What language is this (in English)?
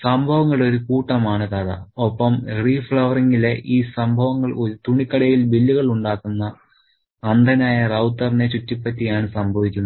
Malayalam